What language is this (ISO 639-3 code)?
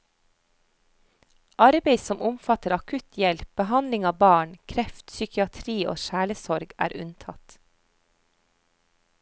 nor